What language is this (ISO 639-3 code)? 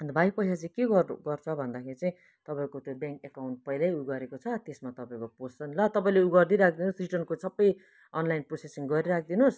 nep